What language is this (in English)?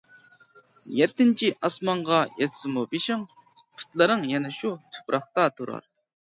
Uyghur